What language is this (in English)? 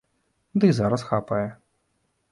Belarusian